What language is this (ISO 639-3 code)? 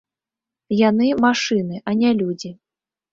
bel